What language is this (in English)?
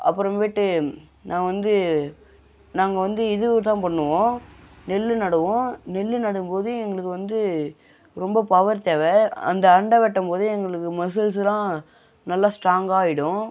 Tamil